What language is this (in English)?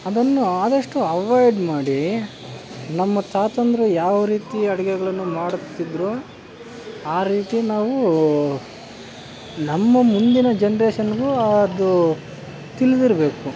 Kannada